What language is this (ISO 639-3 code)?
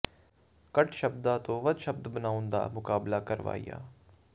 pan